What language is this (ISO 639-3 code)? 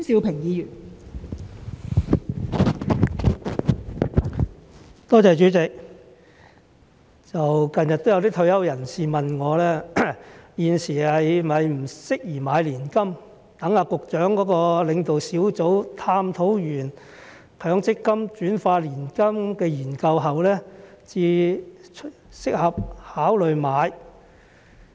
yue